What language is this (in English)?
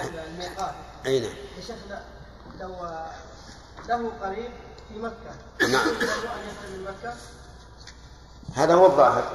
Arabic